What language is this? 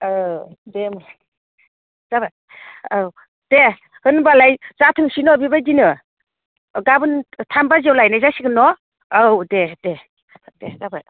Bodo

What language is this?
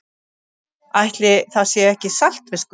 Icelandic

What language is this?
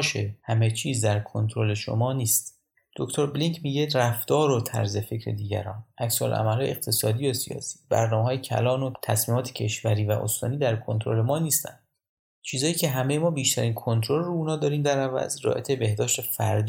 Persian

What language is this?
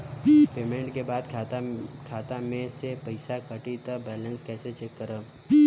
Bhojpuri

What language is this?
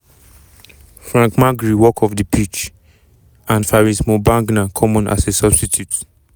Nigerian Pidgin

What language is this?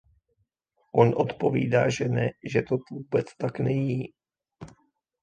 Czech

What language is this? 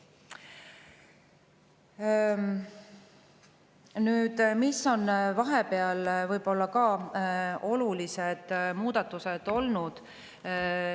Estonian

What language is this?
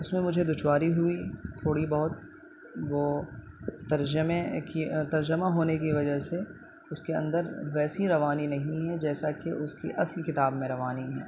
Urdu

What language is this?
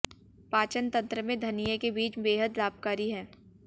Hindi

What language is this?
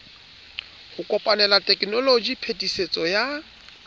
Southern Sotho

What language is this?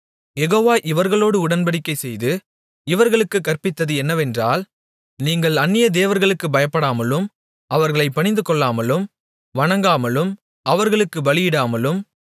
Tamil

